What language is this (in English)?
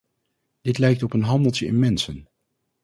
Dutch